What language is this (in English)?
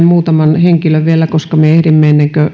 Finnish